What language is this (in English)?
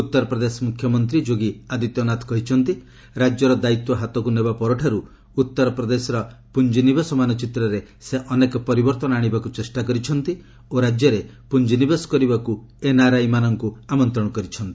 Odia